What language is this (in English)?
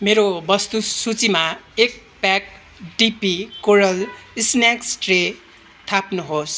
Nepali